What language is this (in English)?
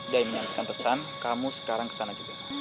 Indonesian